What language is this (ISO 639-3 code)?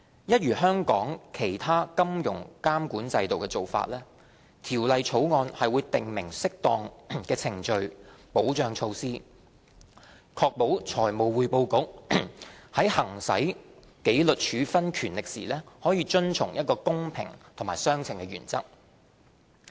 yue